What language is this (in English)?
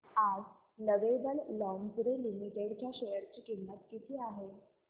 Marathi